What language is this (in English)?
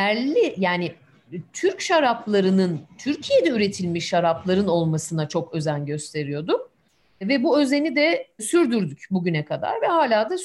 Turkish